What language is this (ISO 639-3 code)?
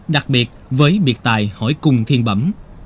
vie